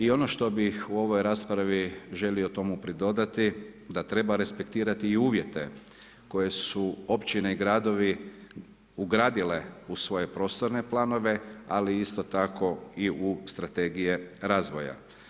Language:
Croatian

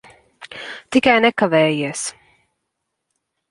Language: Latvian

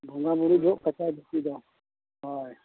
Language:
Santali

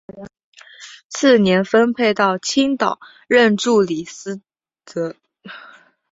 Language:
Chinese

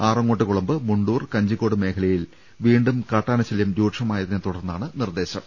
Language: Malayalam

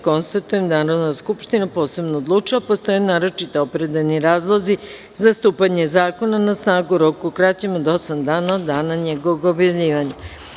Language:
Serbian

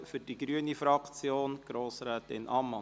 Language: Swiss German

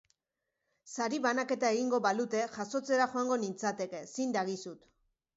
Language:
Basque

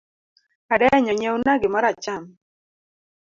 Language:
Luo (Kenya and Tanzania)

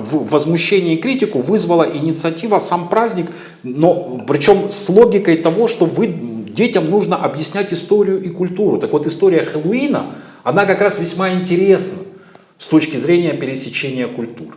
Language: Russian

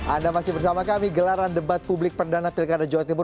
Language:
Indonesian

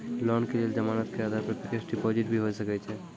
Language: Maithili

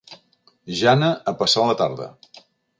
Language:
Catalan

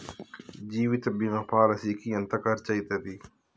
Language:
Telugu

